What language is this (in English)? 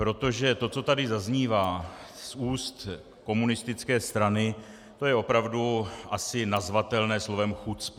Czech